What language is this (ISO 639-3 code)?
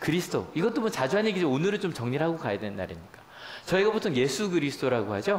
kor